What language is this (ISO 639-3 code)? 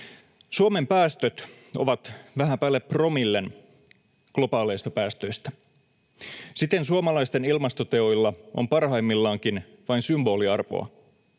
fin